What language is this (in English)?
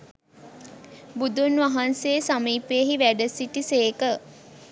Sinhala